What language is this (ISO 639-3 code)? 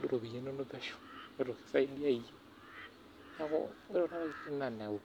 mas